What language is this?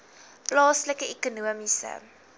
Afrikaans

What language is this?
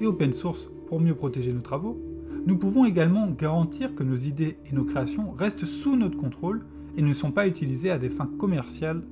French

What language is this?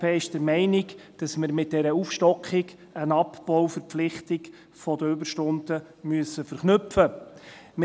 Swiss German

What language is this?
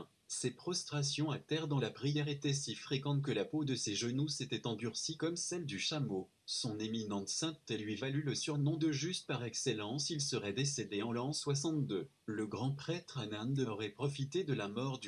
French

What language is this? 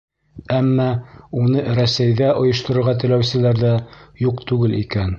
Bashkir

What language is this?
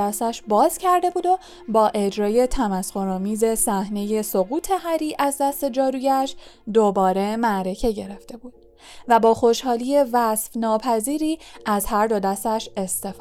Persian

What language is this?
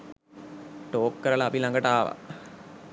Sinhala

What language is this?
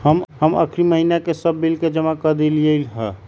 Magahi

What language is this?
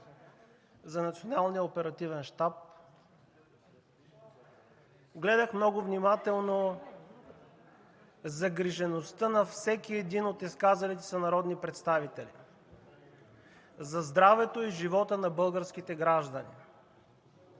Bulgarian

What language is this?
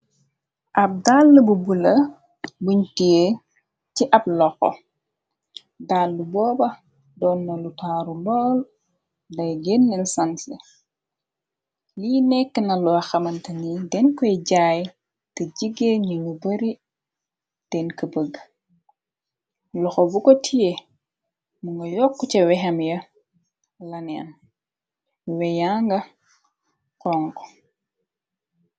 Wolof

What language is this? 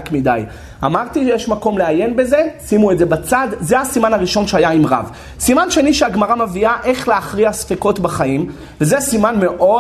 Hebrew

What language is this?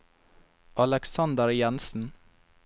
Norwegian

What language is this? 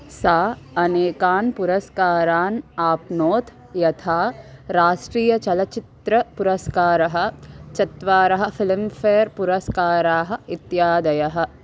Sanskrit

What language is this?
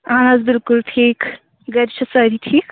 Kashmiri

